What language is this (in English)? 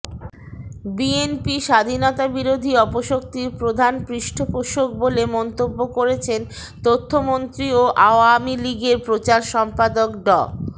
Bangla